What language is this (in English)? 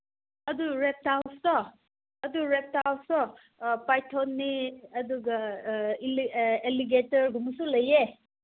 Manipuri